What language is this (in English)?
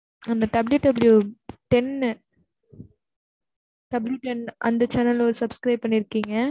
Tamil